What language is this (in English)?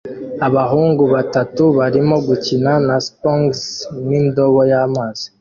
Kinyarwanda